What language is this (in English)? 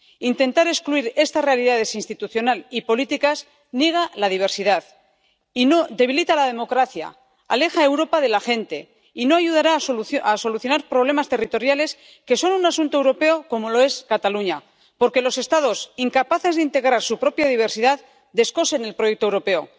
Spanish